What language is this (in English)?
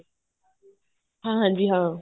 Punjabi